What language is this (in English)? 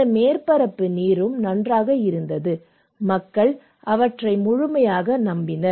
Tamil